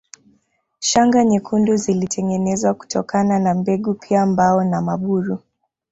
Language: Swahili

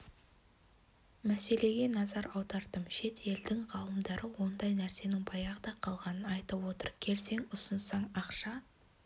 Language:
Kazakh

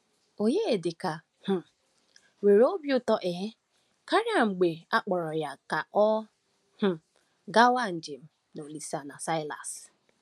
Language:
Igbo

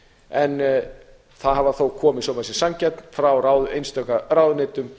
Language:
Icelandic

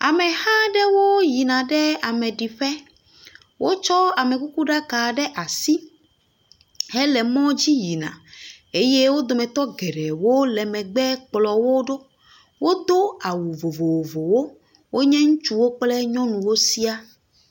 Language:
Ewe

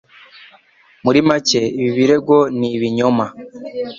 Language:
Kinyarwanda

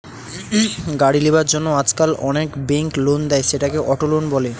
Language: Bangla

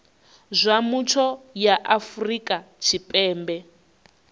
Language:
Venda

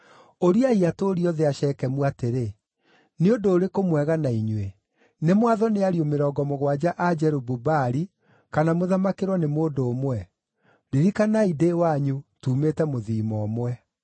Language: Kikuyu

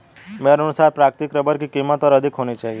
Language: Hindi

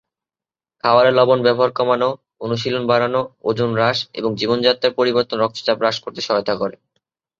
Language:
Bangla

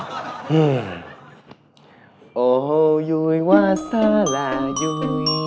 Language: Vietnamese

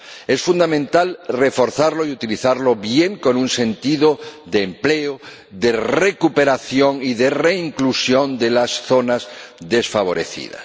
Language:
Spanish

